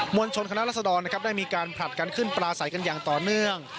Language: Thai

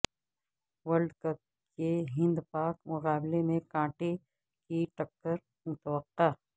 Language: Urdu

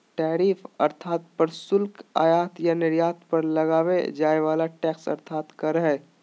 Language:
Magahi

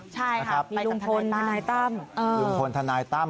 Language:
Thai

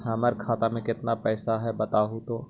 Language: Magahi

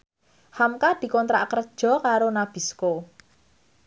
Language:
Javanese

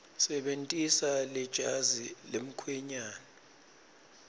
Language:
Swati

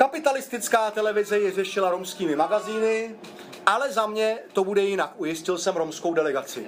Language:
Czech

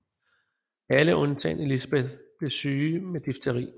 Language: Danish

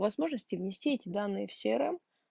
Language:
Russian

